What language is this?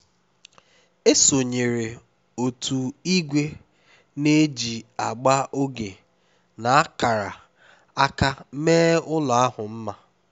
Igbo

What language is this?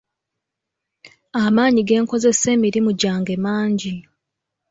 Ganda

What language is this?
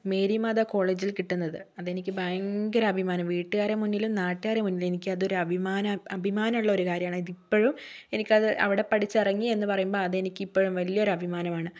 Malayalam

